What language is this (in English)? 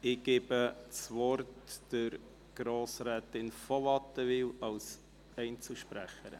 Swiss German